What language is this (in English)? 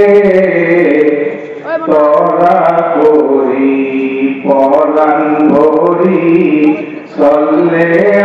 Arabic